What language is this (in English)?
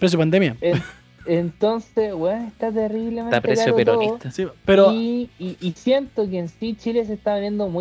Spanish